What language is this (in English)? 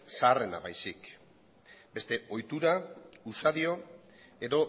Basque